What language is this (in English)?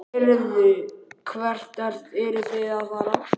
Icelandic